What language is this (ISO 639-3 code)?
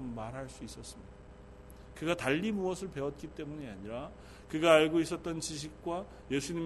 kor